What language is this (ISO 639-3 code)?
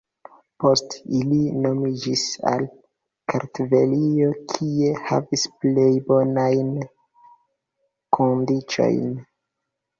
epo